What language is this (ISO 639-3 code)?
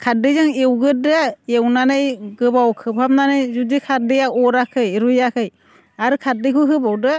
brx